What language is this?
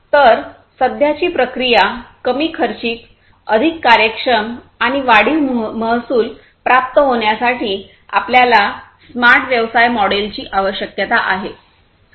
Marathi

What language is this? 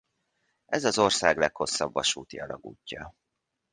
Hungarian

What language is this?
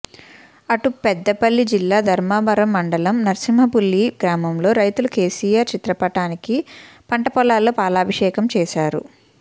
Telugu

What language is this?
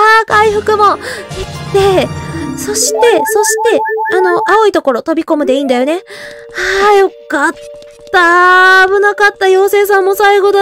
Japanese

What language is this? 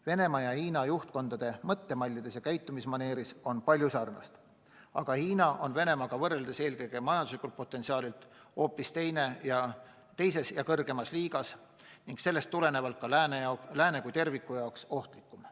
Estonian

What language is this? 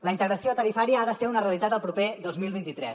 Catalan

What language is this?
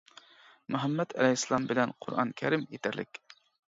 Uyghur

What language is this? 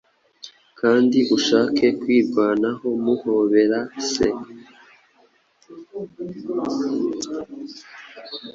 Kinyarwanda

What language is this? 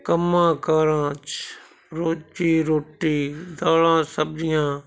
Punjabi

